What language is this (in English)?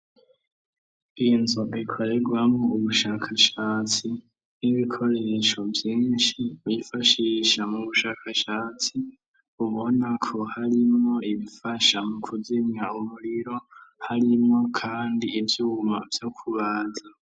Rundi